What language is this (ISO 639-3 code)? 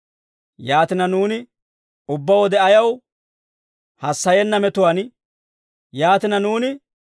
dwr